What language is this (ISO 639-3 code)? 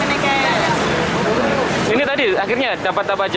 ind